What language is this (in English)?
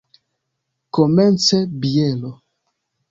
Esperanto